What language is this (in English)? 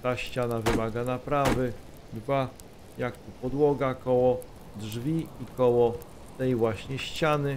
Polish